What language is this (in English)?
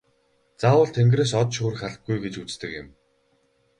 Mongolian